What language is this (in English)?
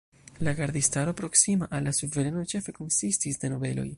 Esperanto